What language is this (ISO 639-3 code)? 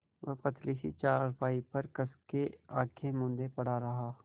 hin